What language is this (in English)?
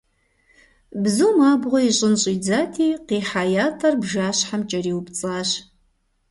Kabardian